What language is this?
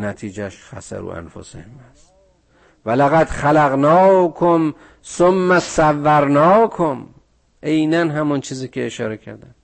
Persian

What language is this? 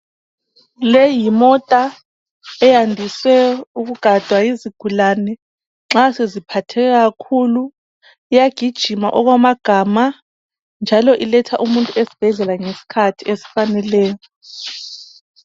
North Ndebele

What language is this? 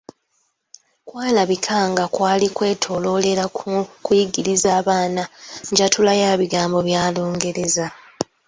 Ganda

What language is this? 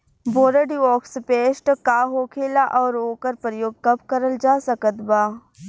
Bhojpuri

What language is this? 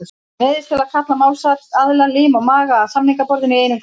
Icelandic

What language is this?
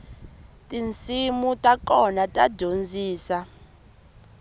Tsonga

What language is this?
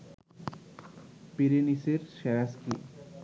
Bangla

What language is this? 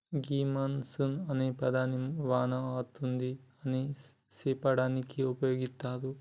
Telugu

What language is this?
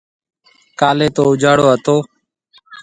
Marwari (Pakistan)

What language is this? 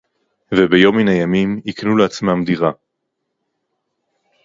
Hebrew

